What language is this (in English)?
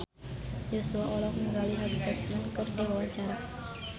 Sundanese